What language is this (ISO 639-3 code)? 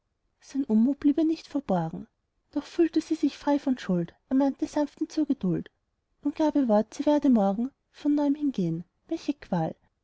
deu